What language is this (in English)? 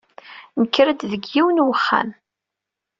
Kabyle